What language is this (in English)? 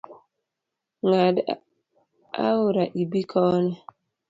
Luo (Kenya and Tanzania)